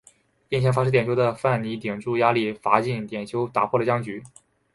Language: Chinese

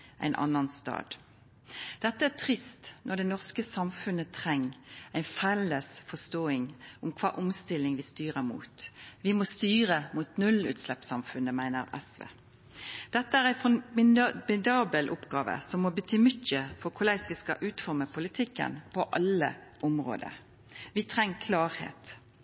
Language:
Norwegian Nynorsk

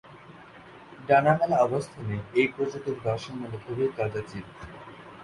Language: Bangla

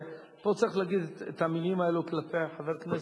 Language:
Hebrew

